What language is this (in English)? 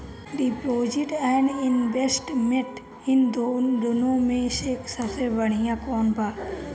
Bhojpuri